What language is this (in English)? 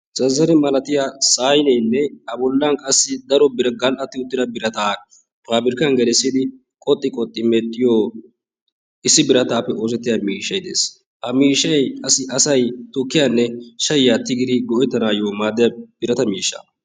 Wolaytta